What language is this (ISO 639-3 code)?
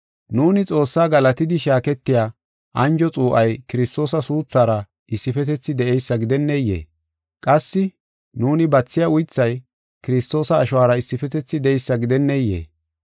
gof